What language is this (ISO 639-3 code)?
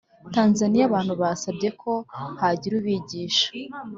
kin